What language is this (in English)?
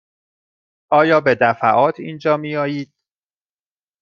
Persian